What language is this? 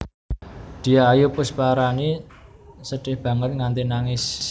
Javanese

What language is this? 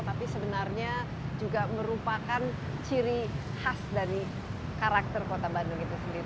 Indonesian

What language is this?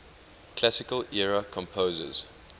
English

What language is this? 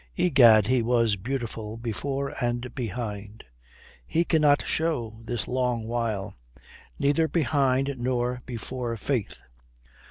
English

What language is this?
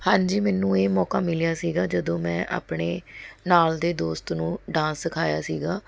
Punjabi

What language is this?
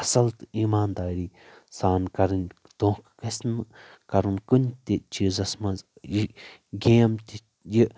Kashmiri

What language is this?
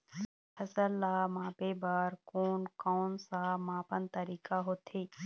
Chhattisgarhi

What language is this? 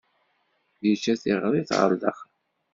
Kabyle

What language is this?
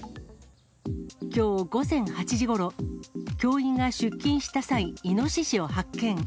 Japanese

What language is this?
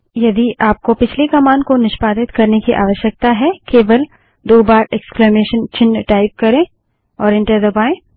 Hindi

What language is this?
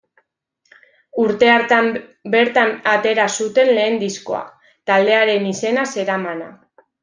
Basque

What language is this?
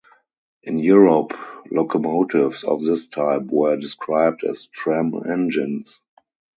English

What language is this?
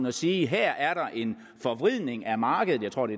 Danish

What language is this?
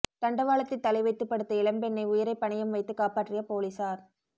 Tamil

